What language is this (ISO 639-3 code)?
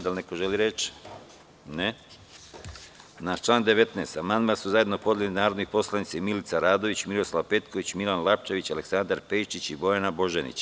srp